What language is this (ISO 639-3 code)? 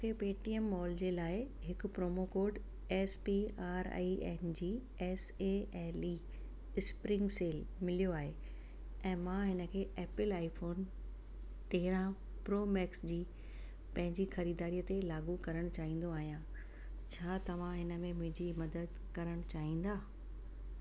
snd